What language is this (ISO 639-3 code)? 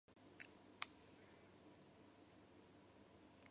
jpn